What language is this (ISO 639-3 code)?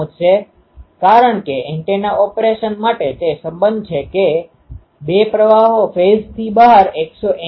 guj